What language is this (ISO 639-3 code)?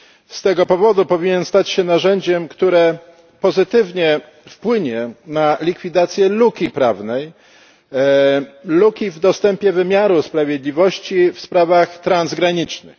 pol